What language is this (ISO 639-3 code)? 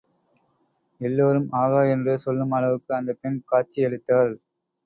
tam